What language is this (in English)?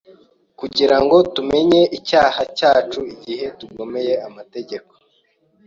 Kinyarwanda